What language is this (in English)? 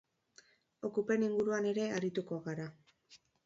Basque